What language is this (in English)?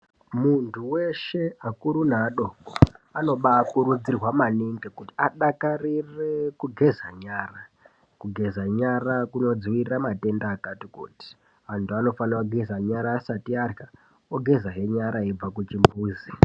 Ndau